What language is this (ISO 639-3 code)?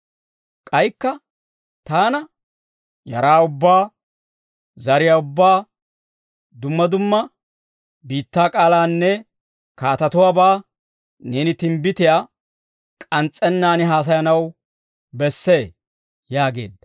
dwr